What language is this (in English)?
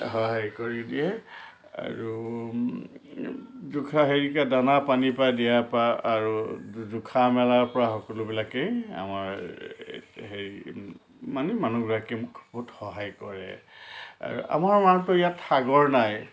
Assamese